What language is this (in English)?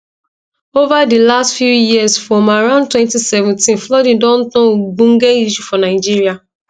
Nigerian Pidgin